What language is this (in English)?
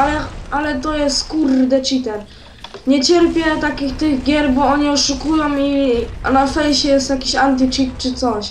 Polish